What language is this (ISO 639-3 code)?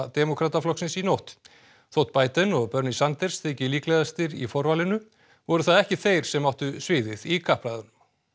isl